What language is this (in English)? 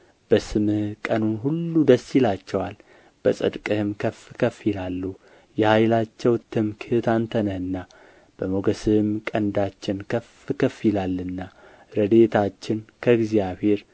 Amharic